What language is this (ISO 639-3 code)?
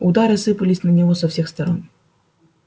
rus